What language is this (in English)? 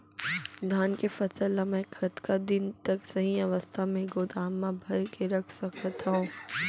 Chhattisgarhi